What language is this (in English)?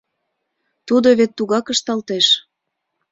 Mari